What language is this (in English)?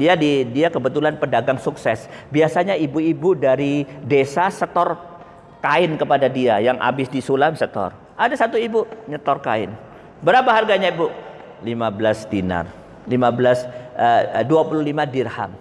Indonesian